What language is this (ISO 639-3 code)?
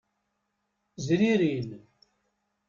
kab